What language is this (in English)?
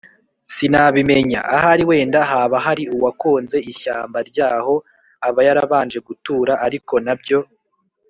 Kinyarwanda